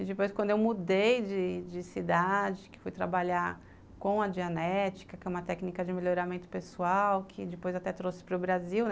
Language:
Portuguese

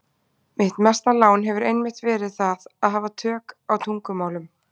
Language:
Icelandic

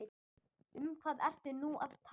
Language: Icelandic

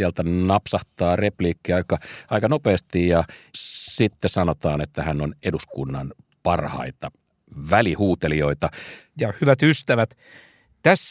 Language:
Finnish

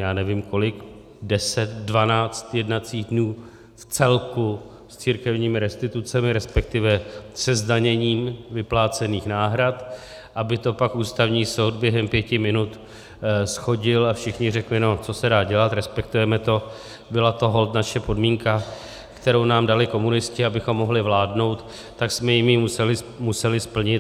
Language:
Czech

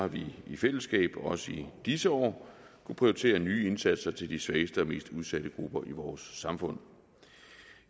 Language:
Danish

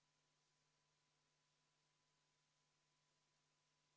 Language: Estonian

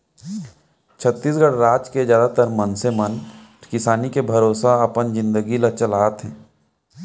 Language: Chhattisgarhi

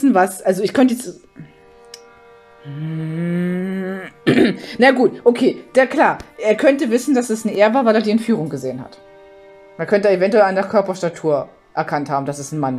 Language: German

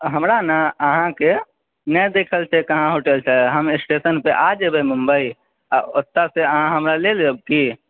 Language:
Maithili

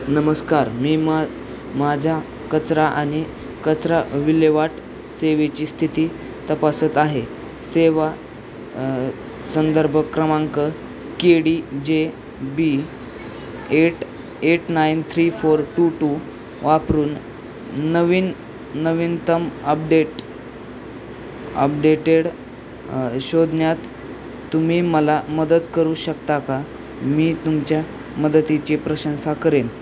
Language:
Marathi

